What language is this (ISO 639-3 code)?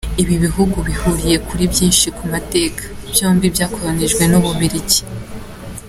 kin